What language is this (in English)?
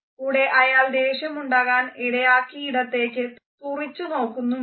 Malayalam